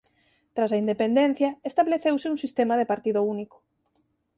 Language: Galician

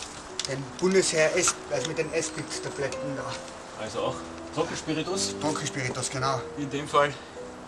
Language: German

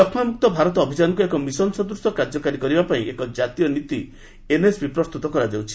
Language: Odia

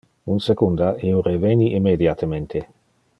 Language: Interlingua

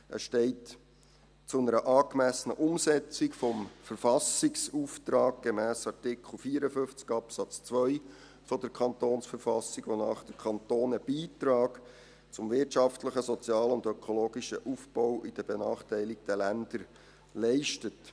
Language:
Swiss German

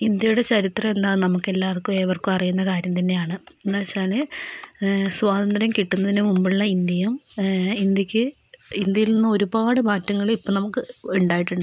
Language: Malayalam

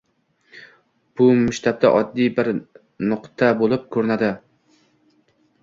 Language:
Uzbek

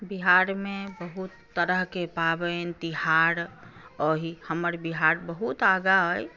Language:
Maithili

